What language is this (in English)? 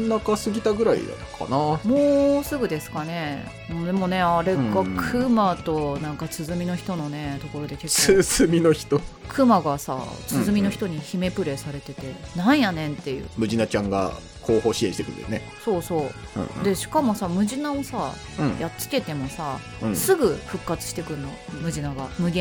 Japanese